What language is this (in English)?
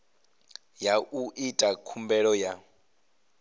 Venda